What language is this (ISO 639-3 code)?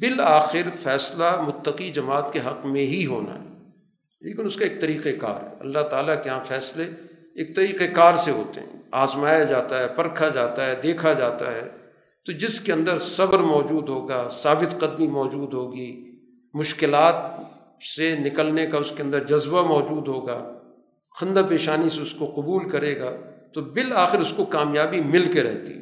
urd